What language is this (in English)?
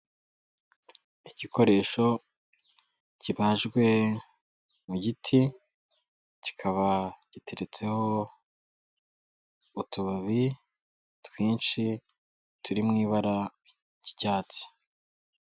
Kinyarwanda